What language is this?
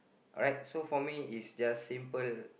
English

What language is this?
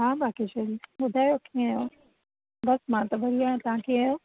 Sindhi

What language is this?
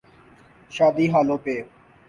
Urdu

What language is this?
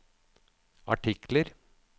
Norwegian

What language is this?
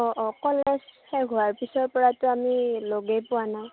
Assamese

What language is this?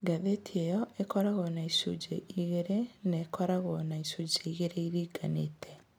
Kikuyu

